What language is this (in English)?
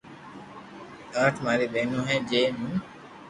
Loarki